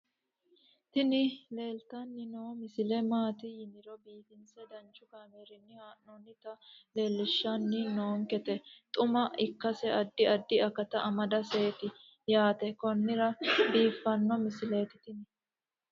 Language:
Sidamo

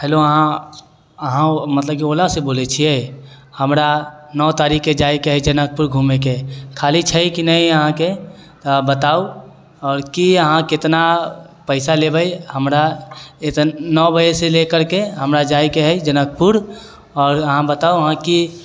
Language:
Maithili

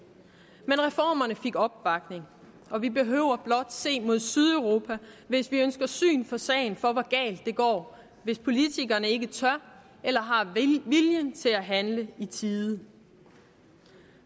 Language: Danish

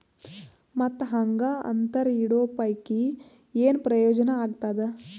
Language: Kannada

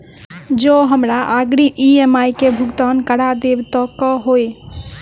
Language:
Maithili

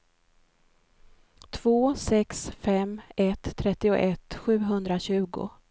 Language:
Swedish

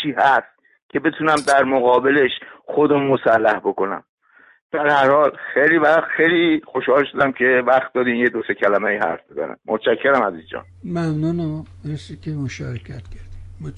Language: Persian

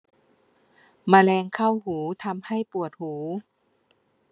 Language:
Thai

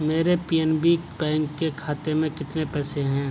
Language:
Urdu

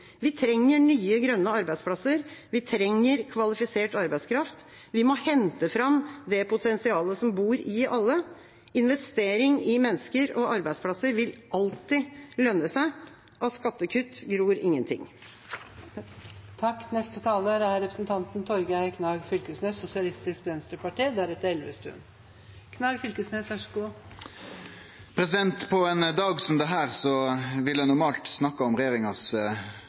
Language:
Norwegian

